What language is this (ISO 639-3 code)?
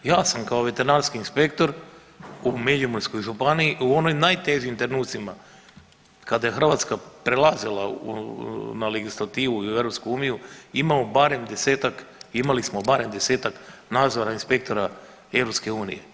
hrv